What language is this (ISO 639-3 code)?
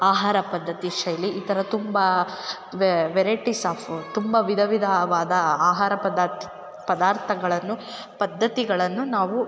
kan